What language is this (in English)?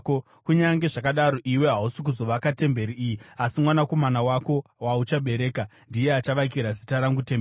Shona